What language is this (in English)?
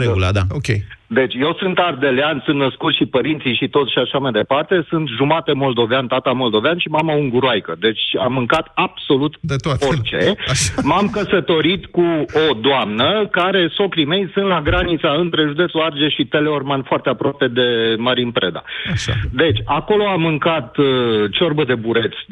Romanian